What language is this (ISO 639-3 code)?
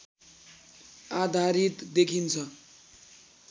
nep